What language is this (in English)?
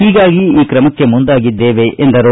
Kannada